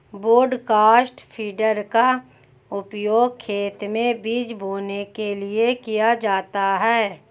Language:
Hindi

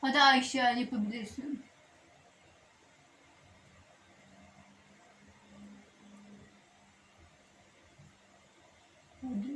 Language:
Turkish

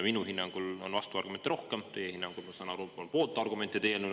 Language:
Estonian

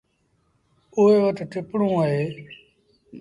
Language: Sindhi Bhil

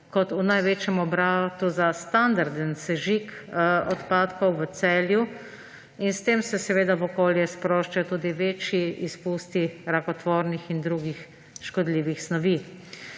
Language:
Slovenian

